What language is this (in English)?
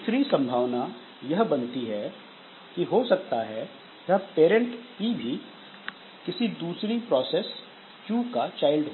Hindi